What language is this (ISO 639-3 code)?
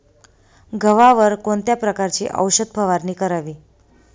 mar